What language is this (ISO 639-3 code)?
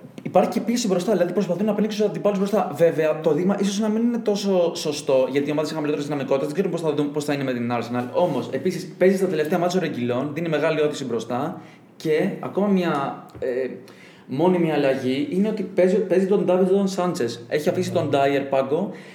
ell